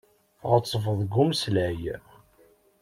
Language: Kabyle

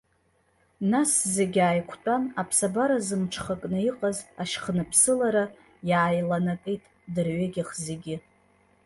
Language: Abkhazian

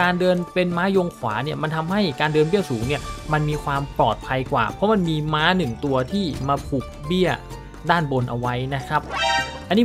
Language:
Thai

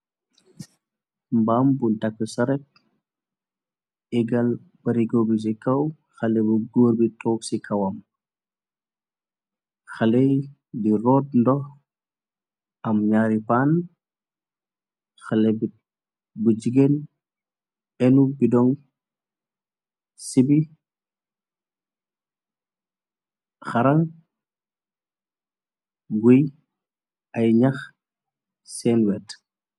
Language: Wolof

